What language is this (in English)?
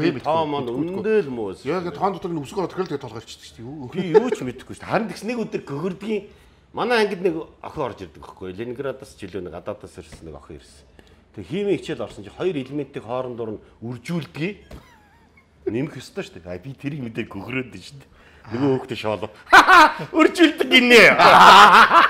Korean